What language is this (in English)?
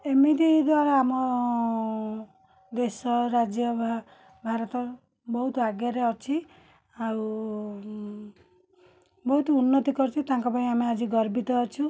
Odia